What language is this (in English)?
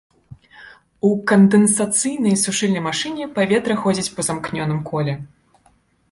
Belarusian